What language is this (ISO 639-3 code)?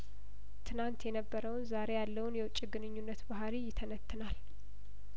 amh